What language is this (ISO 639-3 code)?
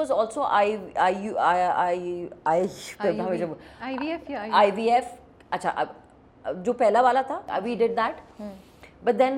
urd